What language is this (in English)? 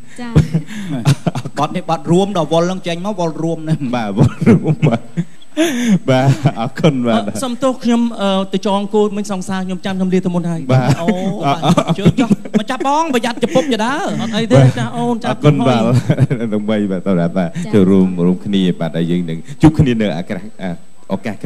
Thai